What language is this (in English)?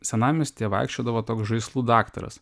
Lithuanian